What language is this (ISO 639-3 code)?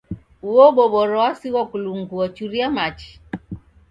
dav